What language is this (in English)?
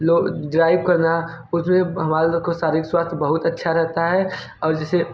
Hindi